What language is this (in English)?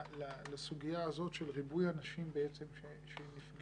Hebrew